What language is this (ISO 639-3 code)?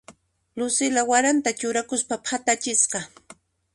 qxp